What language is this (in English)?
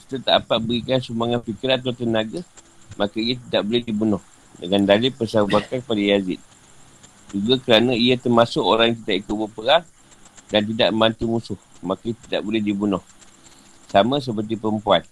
Malay